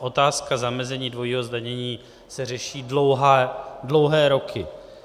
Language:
Czech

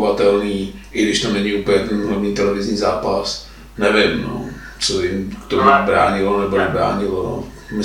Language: Czech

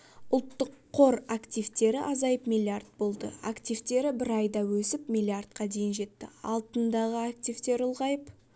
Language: Kazakh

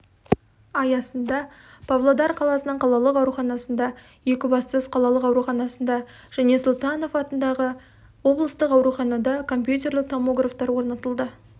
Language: Kazakh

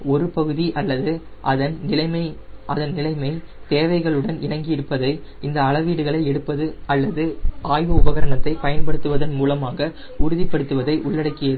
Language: Tamil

